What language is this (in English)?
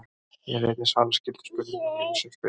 Icelandic